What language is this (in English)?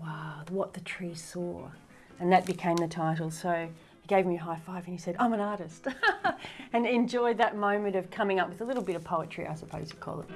English